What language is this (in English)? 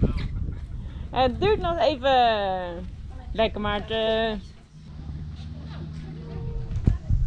Dutch